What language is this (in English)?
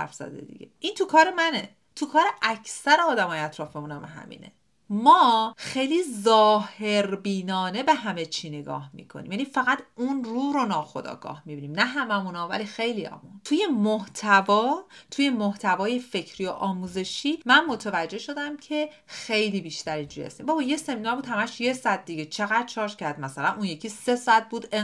Persian